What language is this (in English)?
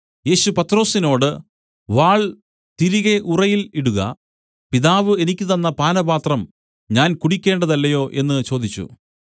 Malayalam